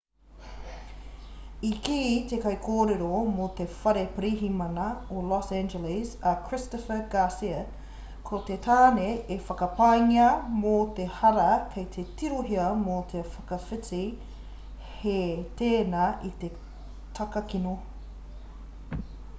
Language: Māori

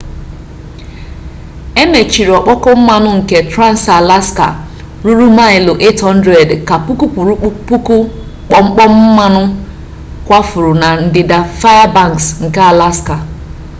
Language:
Igbo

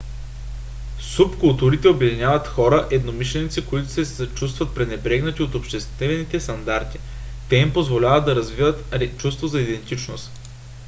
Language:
Bulgarian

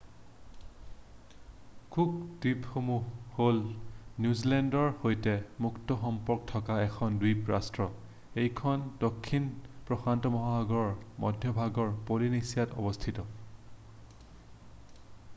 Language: Assamese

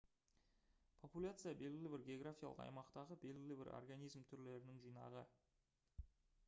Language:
Kazakh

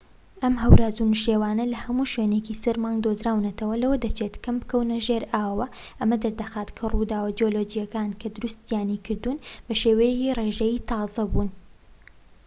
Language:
Central Kurdish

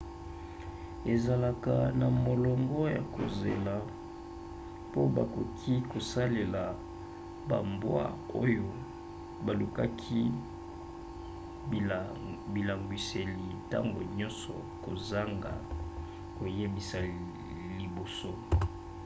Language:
Lingala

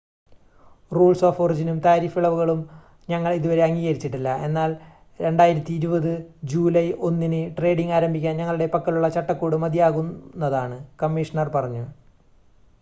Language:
Malayalam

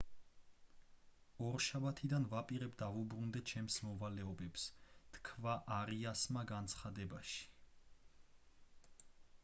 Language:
Georgian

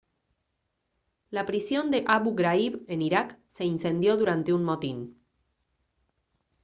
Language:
Spanish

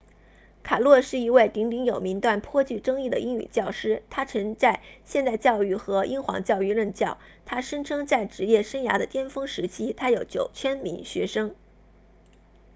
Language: Chinese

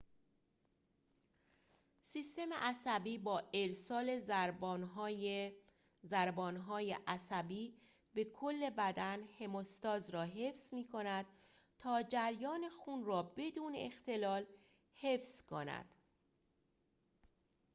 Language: Persian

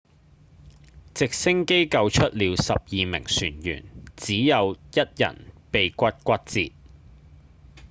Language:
Cantonese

